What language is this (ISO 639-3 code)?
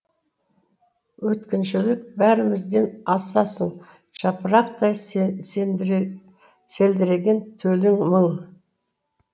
kaz